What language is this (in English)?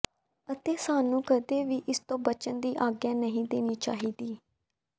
Punjabi